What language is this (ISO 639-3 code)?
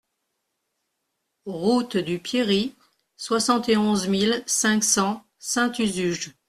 fra